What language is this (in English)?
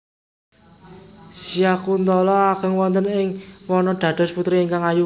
Javanese